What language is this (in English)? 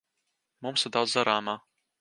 Latvian